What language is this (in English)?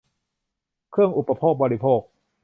Thai